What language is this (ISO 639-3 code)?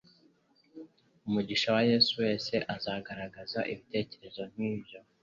kin